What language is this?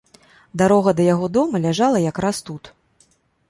Belarusian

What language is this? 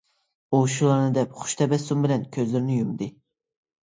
Uyghur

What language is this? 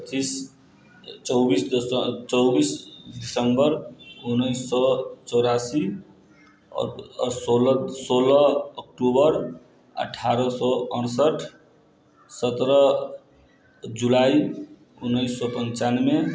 Maithili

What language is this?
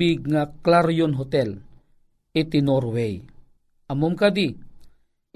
Filipino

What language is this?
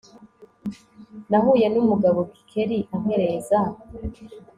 Kinyarwanda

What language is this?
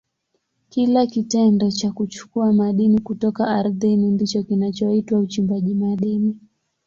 Swahili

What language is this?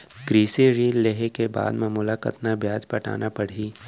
Chhattisgarhi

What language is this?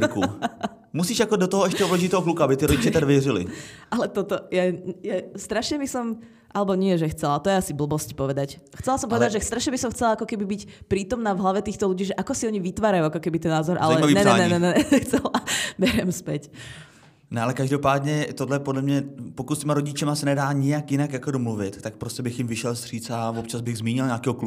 Czech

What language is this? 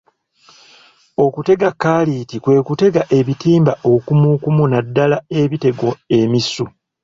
Ganda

